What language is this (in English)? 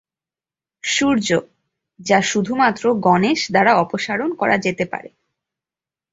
Bangla